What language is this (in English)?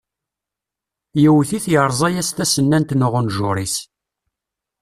Kabyle